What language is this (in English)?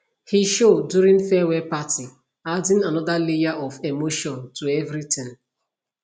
Nigerian Pidgin